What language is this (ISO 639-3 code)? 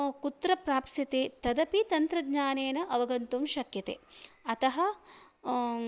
san